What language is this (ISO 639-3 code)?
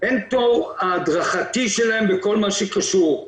heb